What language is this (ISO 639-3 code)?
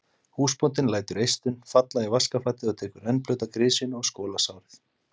isl